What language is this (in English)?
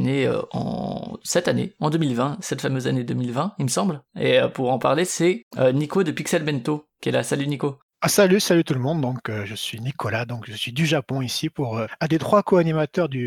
French